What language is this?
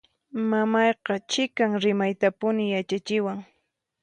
Puno Quechua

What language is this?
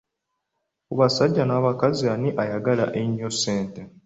Ganda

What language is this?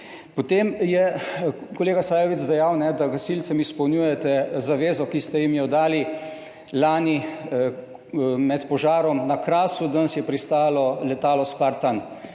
Slovenian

